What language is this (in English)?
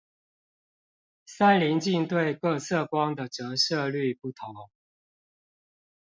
Chinese